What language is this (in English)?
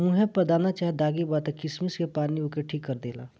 Bhojpuri